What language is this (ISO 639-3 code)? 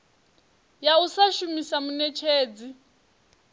ven